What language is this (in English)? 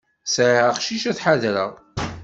Kabyle